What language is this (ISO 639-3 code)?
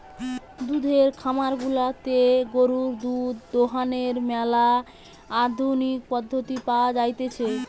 ben